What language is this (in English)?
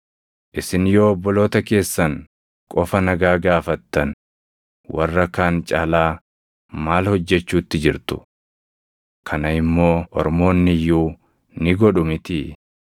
Oromo